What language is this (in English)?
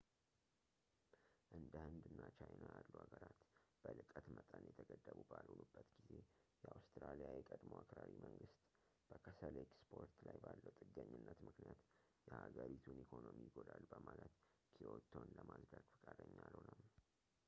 Amharic